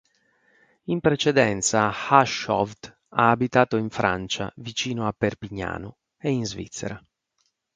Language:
Italian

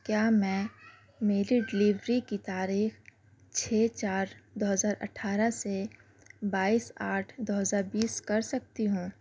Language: Urdu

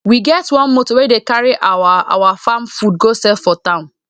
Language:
Nigerian Pidgin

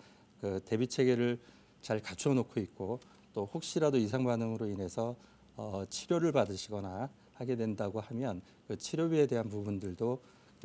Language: Korean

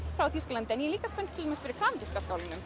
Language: Icelandic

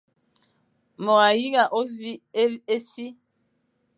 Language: Fang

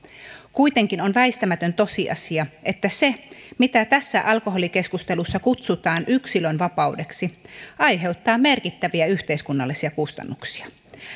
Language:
Finnish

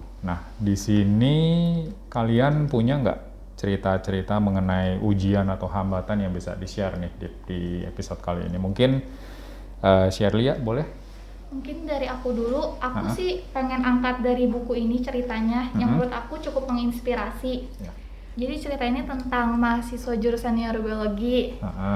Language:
Indonesian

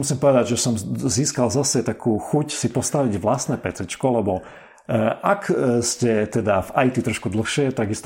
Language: Slovak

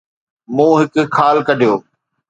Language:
Sindhi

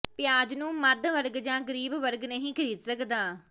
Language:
Punjabi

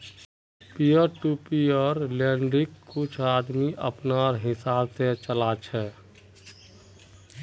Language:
Magahi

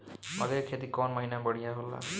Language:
Bhojpuri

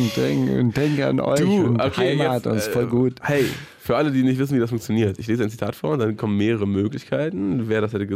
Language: German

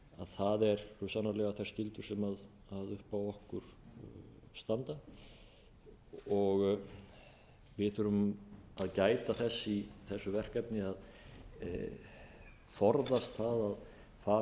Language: Icelandic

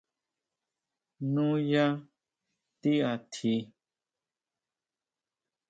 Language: Huautla Mazatec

